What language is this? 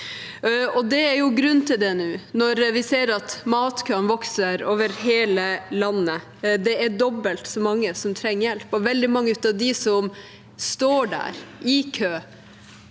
Norwegian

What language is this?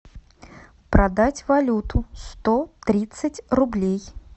Russian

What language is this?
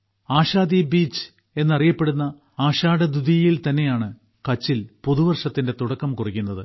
Malayalam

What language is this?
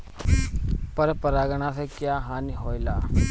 Bhojpuri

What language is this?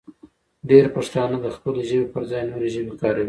Pashto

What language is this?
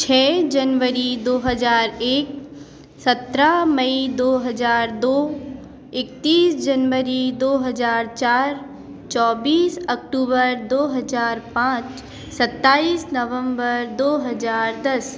Hindi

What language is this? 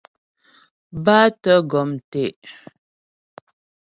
Ghomala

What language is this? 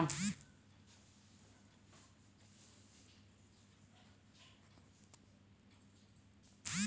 Bhojpuri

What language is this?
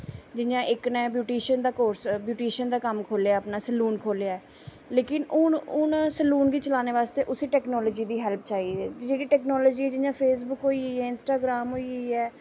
Dogri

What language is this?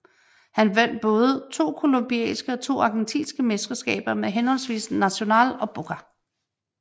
Danish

